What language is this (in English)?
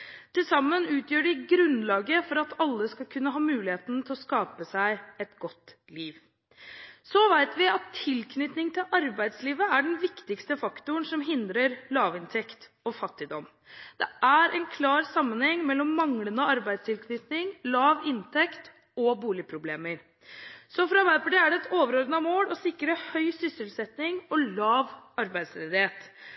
Norwegian Bokmål